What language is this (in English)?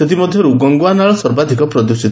Odia